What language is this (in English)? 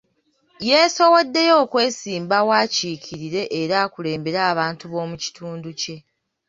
Ganda